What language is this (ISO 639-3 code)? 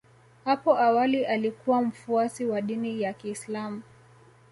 swa